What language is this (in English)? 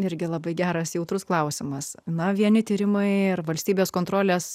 Lithuanian